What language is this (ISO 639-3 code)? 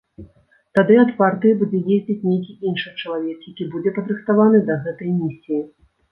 bel